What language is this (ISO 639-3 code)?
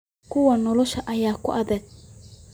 som